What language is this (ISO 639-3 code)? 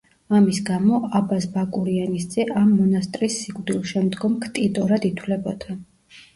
kat